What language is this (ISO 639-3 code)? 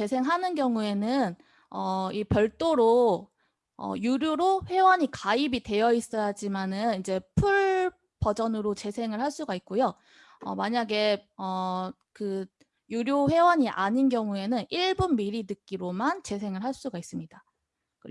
kor